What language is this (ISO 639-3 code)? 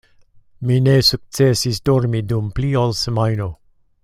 epo